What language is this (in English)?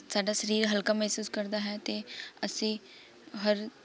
Punjabi